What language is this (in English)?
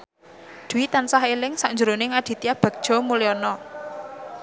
Javanese